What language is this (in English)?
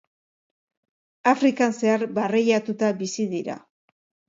Basque